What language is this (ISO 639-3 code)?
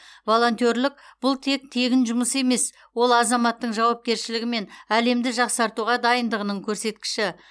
kaz